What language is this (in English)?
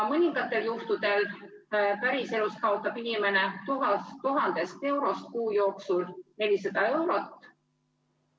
Estonian